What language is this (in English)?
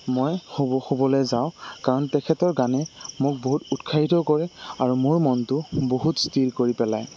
Assamese